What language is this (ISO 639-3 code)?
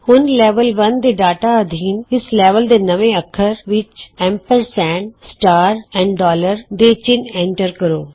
pan